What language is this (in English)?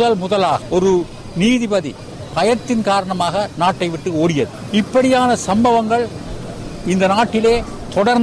Tamil